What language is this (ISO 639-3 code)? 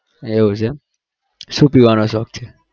guj